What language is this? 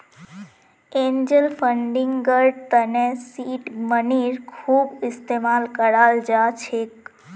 Magahi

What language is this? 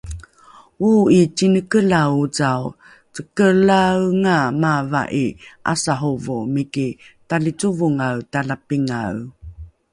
Rukai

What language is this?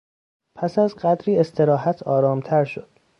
Persian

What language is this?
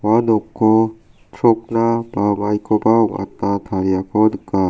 Garo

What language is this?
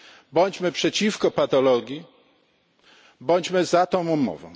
Polish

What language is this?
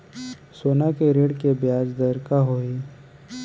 Chhattisgarhi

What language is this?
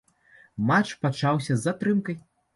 Belarusian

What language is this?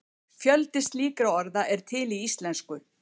Icelandic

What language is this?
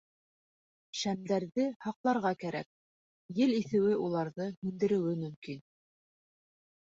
Bashkir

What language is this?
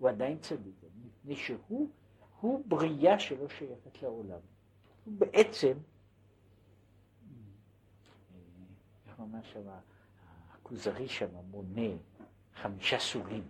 Hebrew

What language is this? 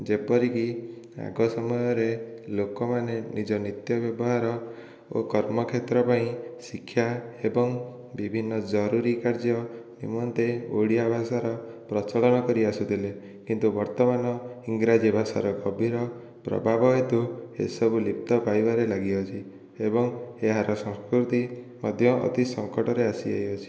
Odia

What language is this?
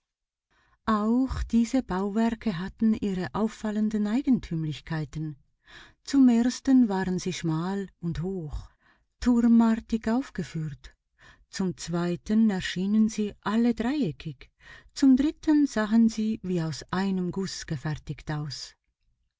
German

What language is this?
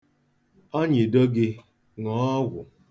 Igbo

